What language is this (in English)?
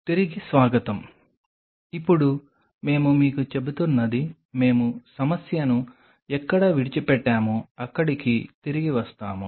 Telugu